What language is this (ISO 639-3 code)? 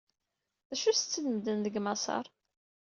kab